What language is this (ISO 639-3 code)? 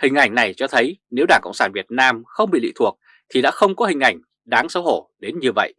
vie